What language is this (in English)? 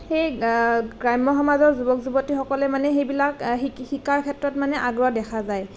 Assamese